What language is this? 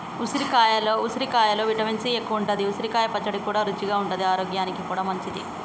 Telugu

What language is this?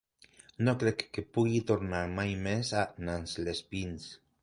Catalan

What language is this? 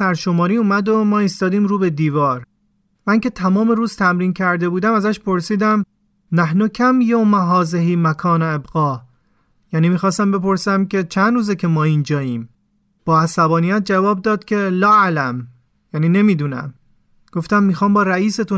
Persian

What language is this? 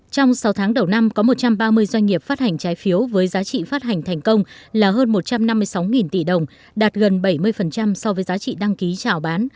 Vietnamese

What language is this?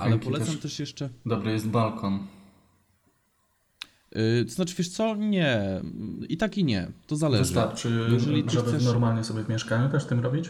Polish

